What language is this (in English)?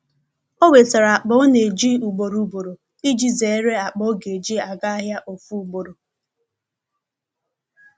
Igbo